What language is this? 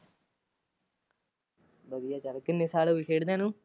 Punjabi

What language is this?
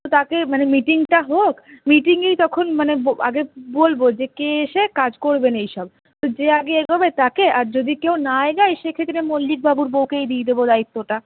Bangla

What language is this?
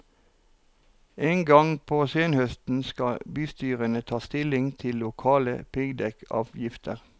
Norwegian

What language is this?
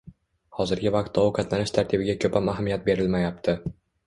Uzbek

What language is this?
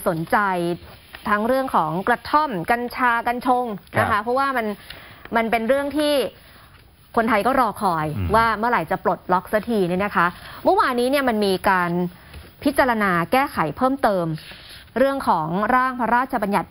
Thai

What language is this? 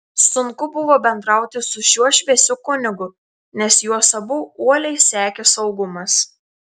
Lithuanian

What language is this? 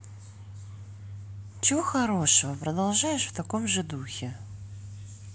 Russian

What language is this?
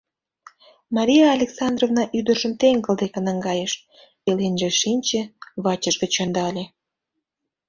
Mari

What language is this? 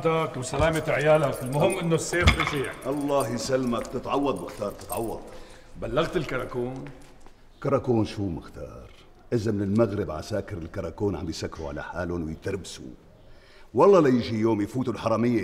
Arabic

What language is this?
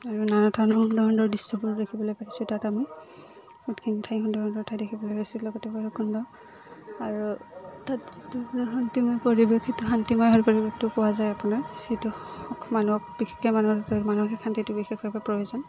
Assamese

